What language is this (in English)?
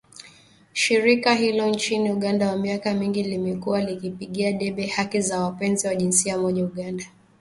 Swahili